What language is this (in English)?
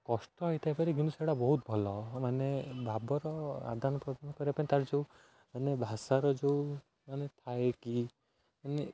Odia